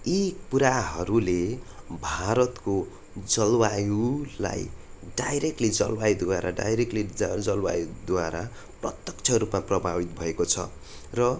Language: Nepali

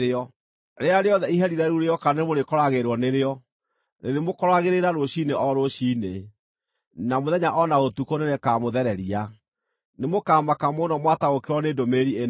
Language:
Kikuyu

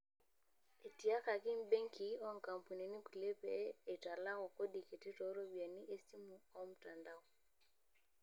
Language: Masai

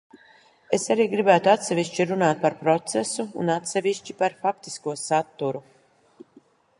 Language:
Latvian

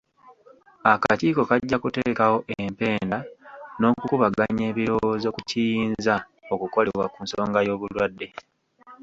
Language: Ganda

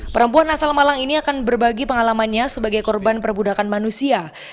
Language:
Indonesian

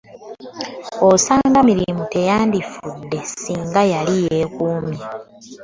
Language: Ganda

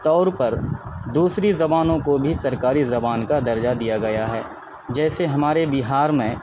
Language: Urdu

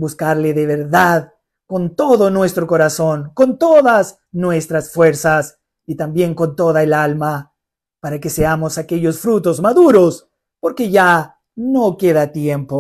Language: Spanish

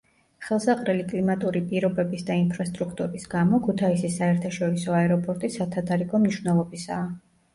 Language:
Georgian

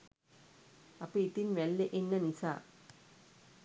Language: Sinhala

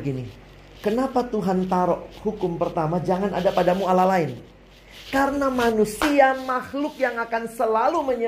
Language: Indonesian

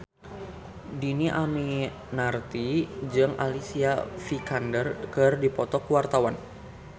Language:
Sundanese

